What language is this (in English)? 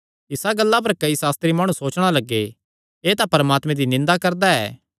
Kangri